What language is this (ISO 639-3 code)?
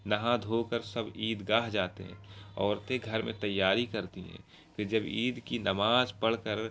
urd